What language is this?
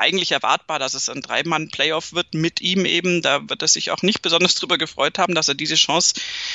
German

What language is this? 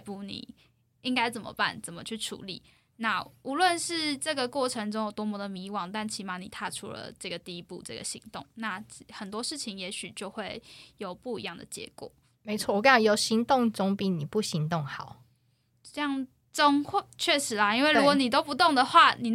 Chinese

